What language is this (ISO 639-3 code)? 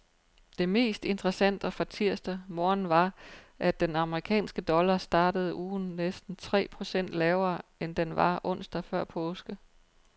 dan